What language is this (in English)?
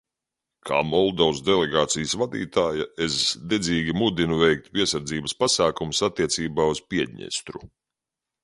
Latvian